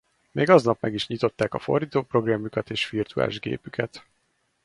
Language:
Hungarian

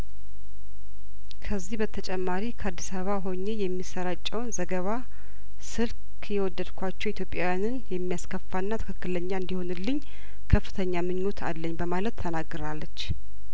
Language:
Amharic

